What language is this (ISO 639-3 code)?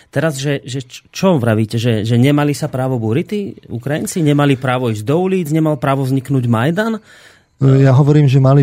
slk